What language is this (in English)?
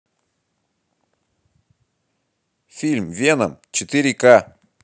Russian